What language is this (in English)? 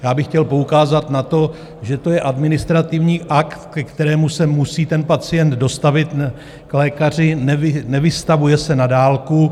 Czech